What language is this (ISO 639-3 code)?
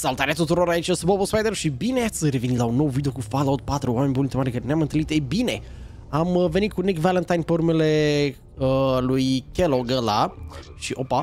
ron